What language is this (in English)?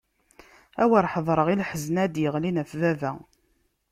Kabyle